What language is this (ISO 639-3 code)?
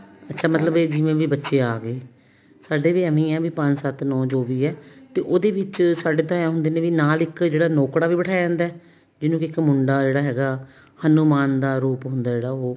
pan